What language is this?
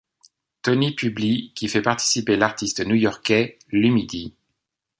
French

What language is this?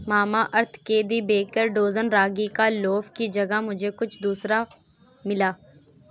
Urdu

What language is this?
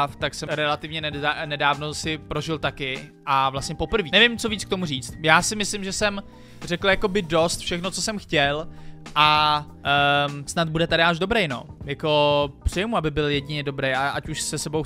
Czech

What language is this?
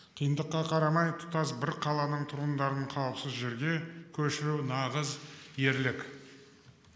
Kazakh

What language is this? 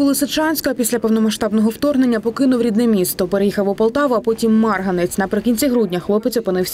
Ukrainian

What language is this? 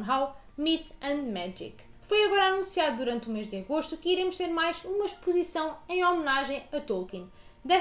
Portuguese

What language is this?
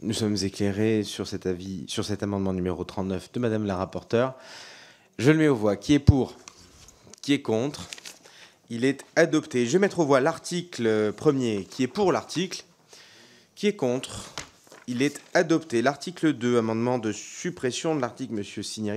French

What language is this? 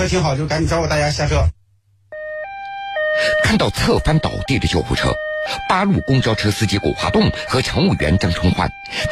Chinese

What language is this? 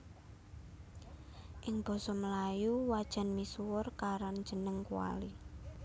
Javanese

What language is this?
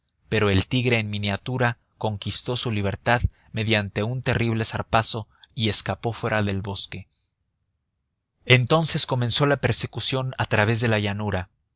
Spanish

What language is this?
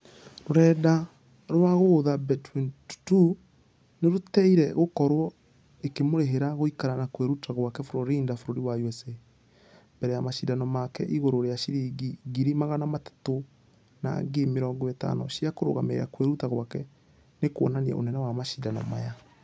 Kikuyu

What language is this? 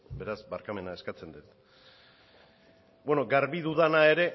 Basque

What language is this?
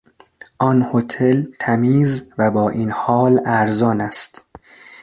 Persian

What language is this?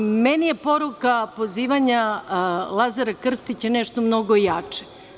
Serbian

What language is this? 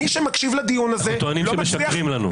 Hebrew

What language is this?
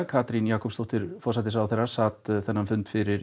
Icelandic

